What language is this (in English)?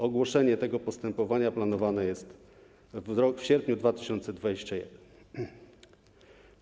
Polish